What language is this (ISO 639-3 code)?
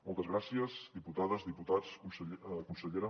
cat